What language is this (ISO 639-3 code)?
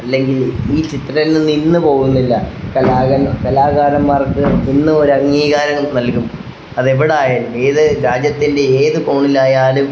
mal